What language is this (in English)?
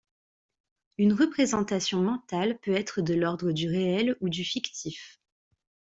French